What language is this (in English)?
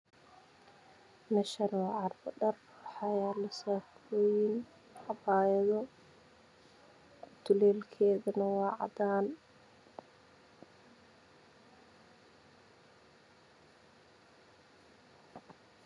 Somali